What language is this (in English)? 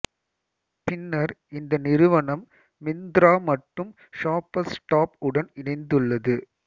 Tamil